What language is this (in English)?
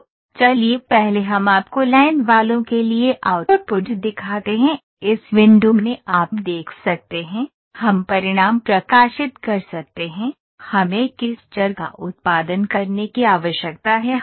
Hindi